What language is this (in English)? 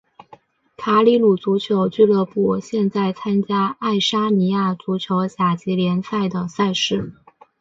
Chinese